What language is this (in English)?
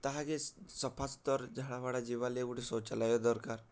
Odia